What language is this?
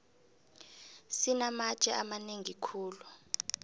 South Ndebele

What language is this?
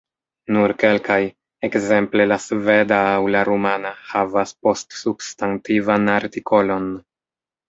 Esperanto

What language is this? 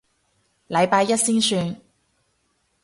Cantonese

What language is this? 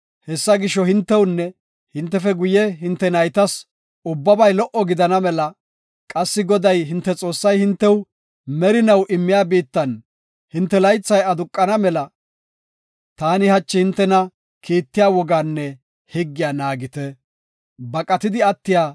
Gofa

